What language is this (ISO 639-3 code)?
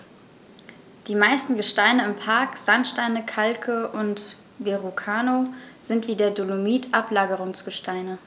deu